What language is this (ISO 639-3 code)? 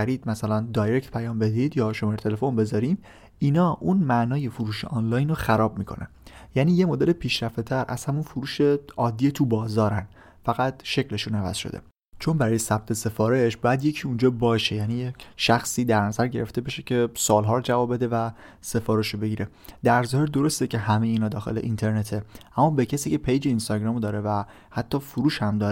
fas